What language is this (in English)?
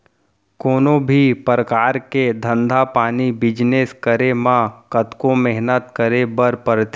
Chhattisgarhi